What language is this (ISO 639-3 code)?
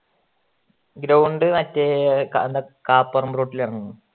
mal